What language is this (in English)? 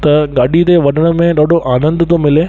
Sindhi